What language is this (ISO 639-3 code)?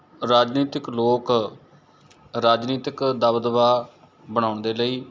pan